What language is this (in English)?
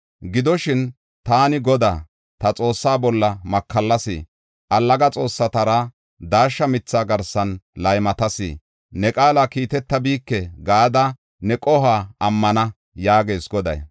Gofa